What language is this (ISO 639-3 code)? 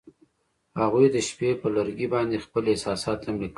pus